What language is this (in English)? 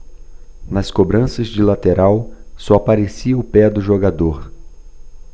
Portuguese